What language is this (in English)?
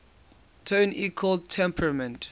English